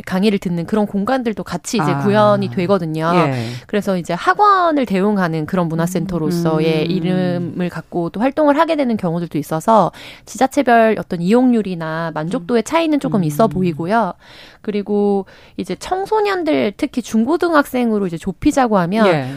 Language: Korean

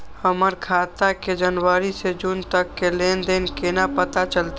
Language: Maithili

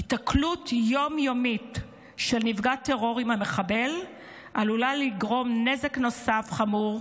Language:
Hebrew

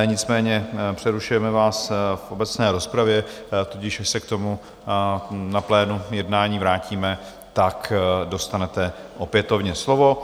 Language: Czech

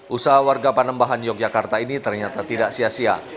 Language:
Indonesian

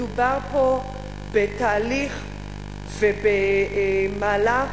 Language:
Hebrew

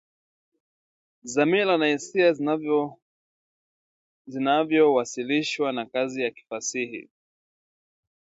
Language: Swahili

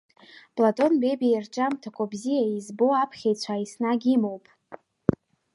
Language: Abkhazian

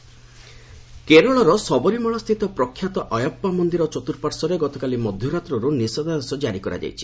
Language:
Odia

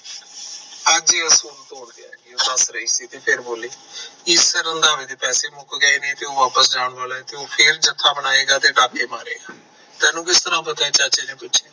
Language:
Punjabi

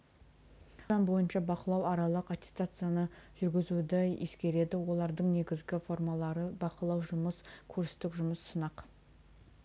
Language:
Kazakh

